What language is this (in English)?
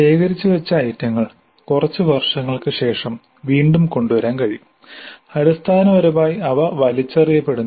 Malayalam